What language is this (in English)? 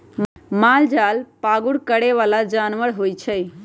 Magahi